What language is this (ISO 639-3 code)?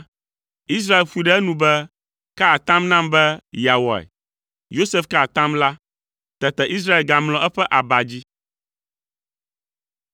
ewe